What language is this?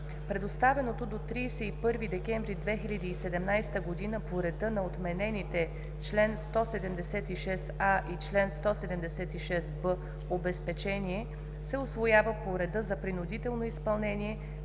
Bulgarian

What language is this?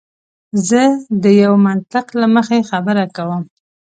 Pashto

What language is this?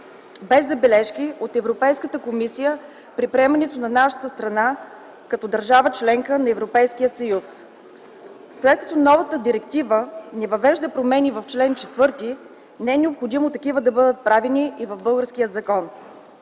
Bulgarian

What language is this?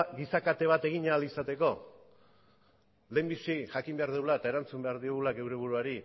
Basque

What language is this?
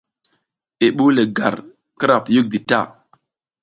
South Giziga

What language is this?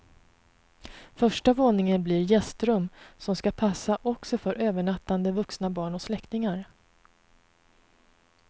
Swedish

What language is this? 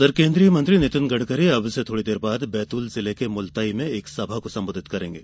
Hindi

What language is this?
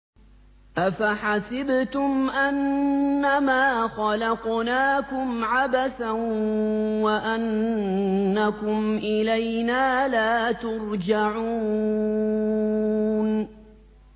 Arabic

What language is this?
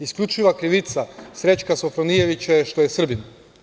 Serbian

